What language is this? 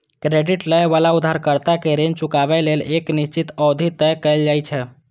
Maithili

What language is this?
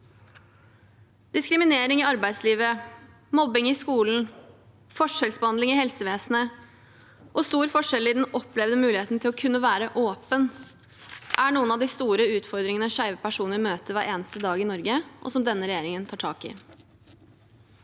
Norwegian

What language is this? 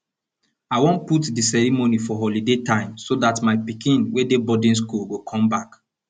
Nigerian Pidgin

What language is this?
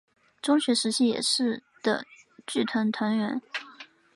Chinese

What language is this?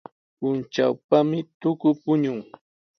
Sihuas Ancash Quechua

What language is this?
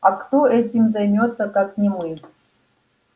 Russian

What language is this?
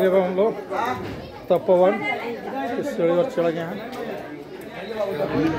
Arabic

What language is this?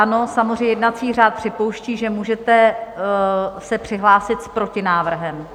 Czech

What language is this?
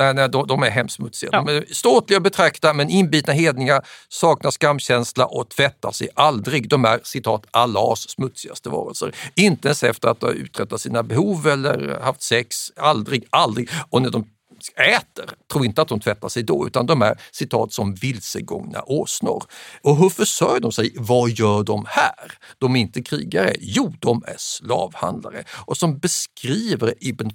Swedish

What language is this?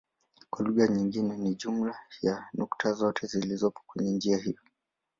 Swahili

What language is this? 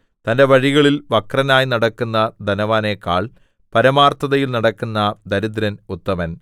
Malayalam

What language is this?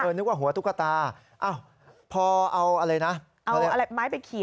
Thai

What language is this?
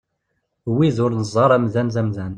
Kabyle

